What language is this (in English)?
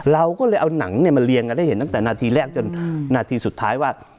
Thai